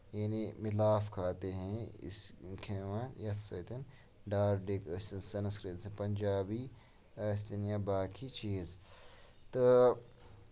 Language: Kashmiri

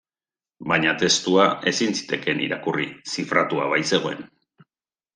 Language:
Basque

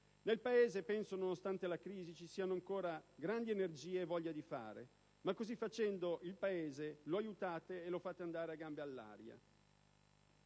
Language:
Italian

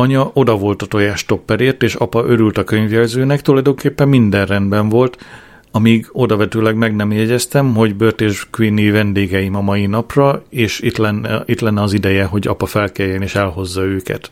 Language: Hungarian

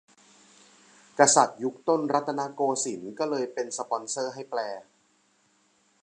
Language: Thai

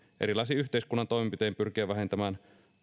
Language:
Finnish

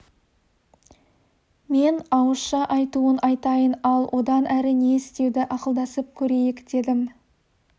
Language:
Kazakh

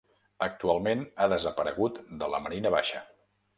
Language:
Catalan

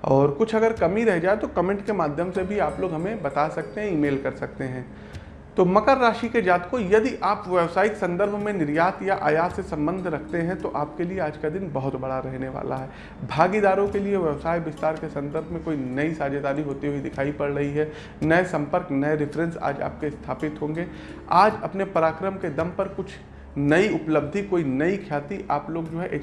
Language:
Hindi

